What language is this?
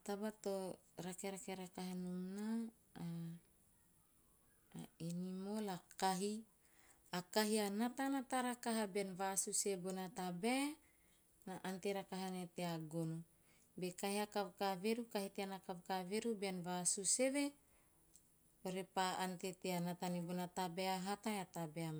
Teop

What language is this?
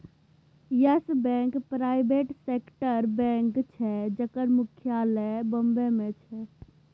Maithili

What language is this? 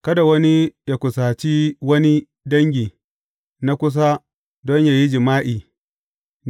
Hausa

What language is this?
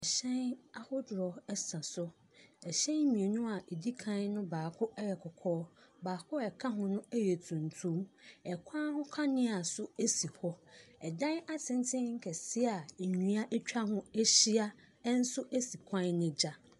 Akan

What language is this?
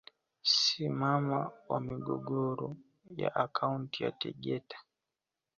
Swahili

